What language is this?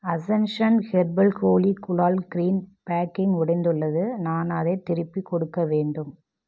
Tamil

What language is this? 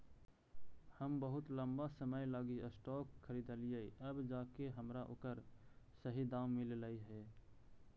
Magahi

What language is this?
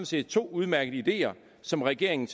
Danish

